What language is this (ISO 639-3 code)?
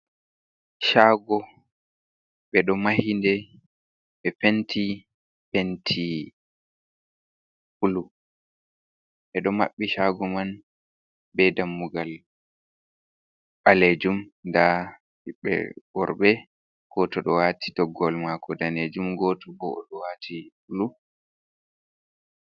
ful